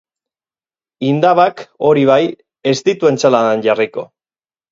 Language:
Basque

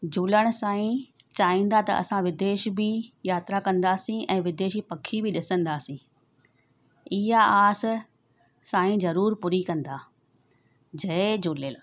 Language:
Sindhi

